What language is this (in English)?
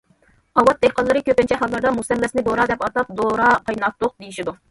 Uyghur